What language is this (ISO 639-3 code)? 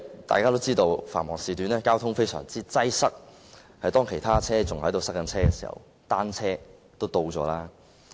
yue